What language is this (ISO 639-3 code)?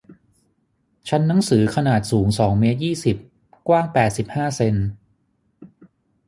tha